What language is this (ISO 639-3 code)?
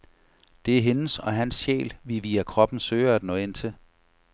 dan